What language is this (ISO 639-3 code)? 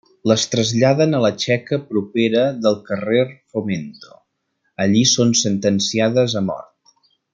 cat